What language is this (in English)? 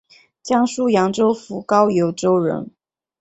Chinese